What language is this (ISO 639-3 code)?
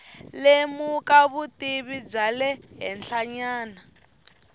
tso